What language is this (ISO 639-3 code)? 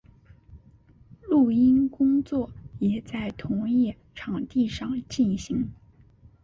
zho